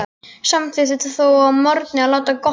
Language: Icelandic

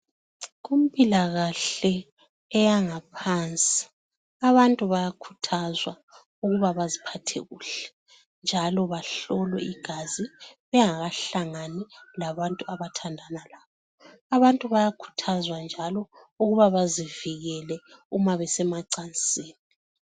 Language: North Ndebele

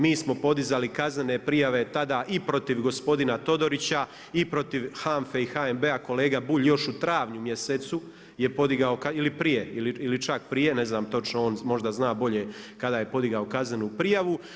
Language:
Croatian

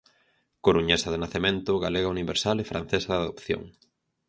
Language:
Galician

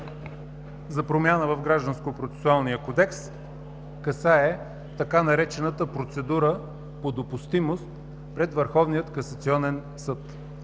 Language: Bulgarian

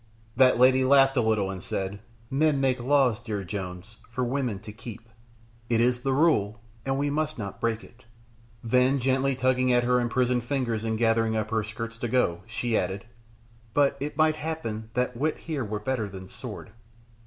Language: English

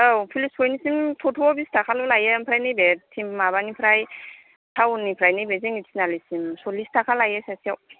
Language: Bodo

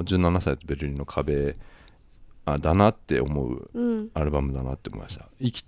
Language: Japanese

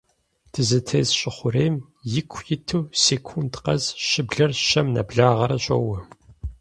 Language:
Kabardian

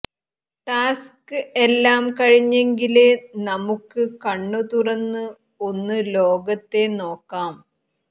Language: Malayalam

